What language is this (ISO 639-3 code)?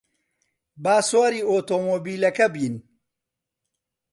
ckb